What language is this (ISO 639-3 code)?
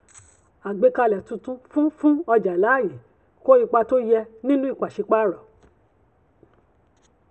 yor